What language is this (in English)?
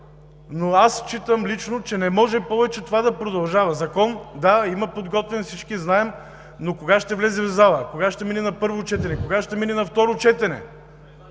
Bulgarian